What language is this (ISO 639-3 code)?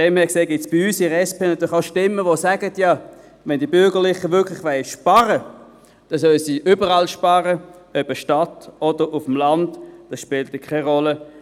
gsw